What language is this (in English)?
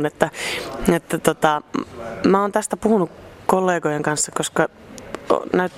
Finnish